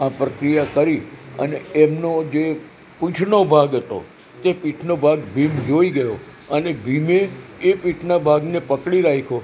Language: Gujarati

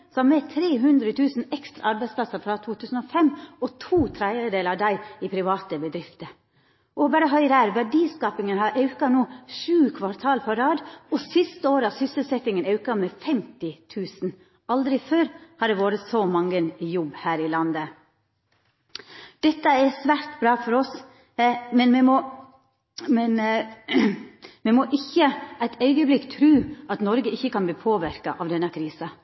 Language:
Norwegian Nynorsk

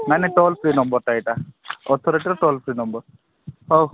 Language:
Odia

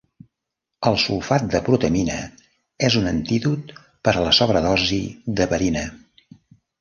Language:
Catalan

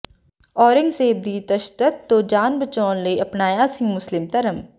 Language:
Punjabi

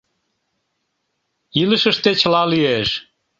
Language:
Mari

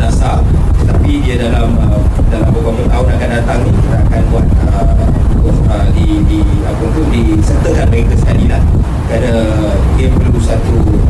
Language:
Malay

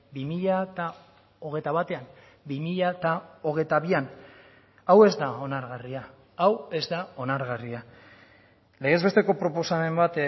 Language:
Basque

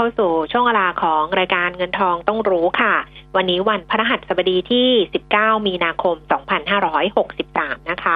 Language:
Thai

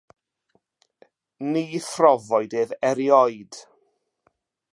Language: Welsh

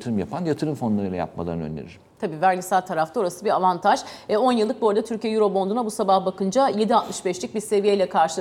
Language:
Turkish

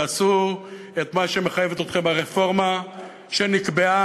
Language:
Hebrew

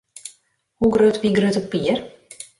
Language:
Western Frisian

